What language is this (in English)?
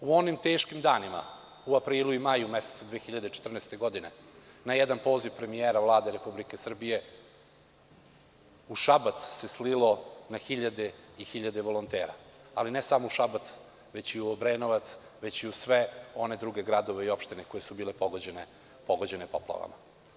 Serbian